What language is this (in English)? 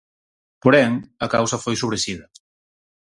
Galician